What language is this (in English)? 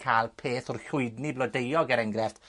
Welsh